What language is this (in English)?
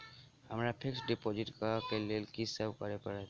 Maithili